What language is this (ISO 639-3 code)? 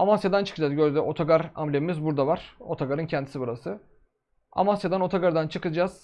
tur